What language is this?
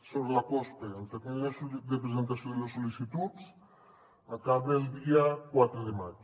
Catalan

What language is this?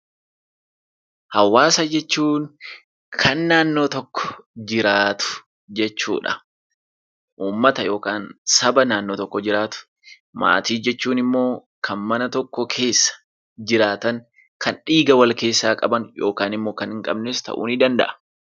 Oromo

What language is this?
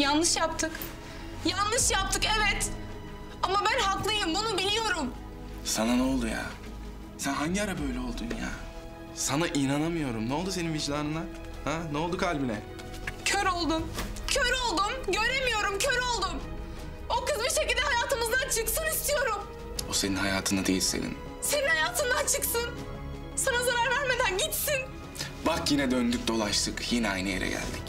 Turkish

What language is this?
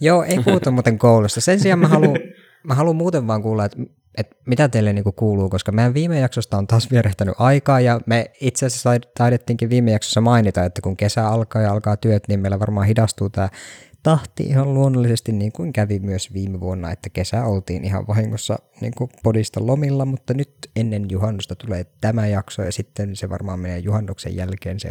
Finnish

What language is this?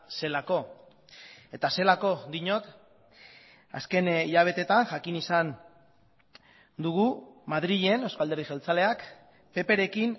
Basque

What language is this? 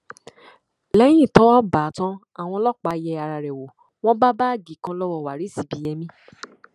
Yoruba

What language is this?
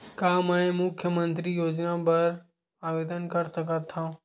Chhattisgarhi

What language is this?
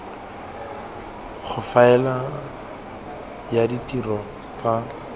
Tswana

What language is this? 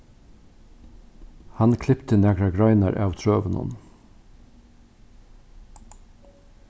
Faroese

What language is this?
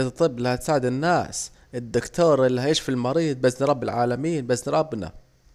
Saidi Arabic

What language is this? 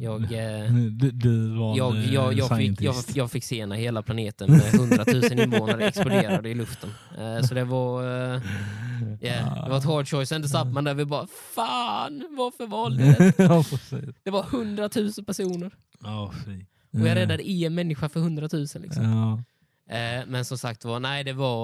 Swedish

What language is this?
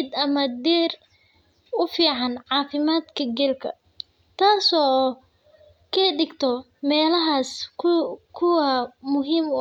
Somali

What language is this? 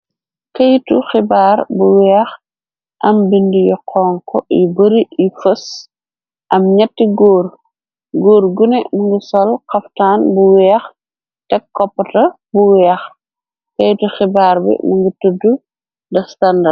Wolof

